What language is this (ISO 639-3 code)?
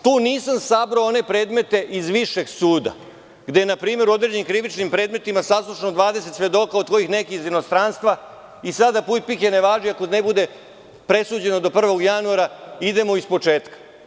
srp